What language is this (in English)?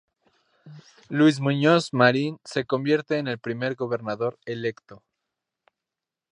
Spanish